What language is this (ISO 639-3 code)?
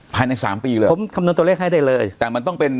tha